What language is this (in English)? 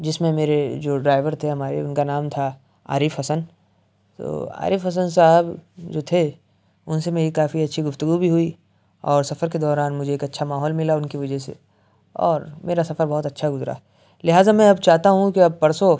Urdu